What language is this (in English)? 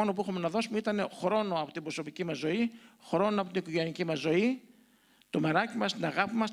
Greek